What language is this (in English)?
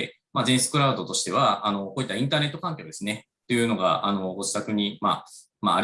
Japanese